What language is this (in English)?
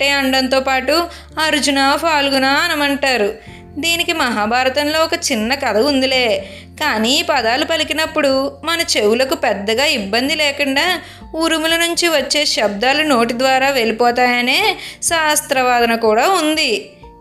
Telugu